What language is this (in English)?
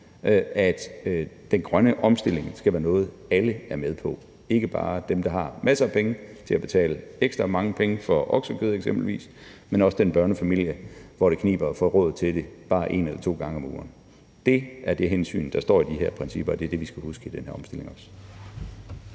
Danish